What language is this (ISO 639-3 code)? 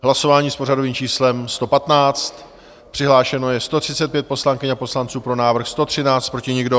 ces